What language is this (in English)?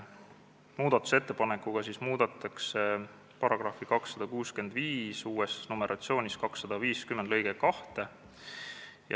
Estonian